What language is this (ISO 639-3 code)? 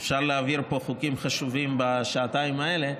heb